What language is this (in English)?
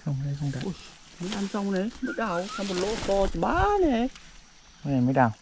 Vietnamese